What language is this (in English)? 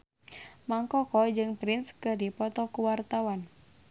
Sundanese